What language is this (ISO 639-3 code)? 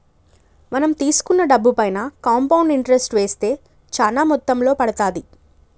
tel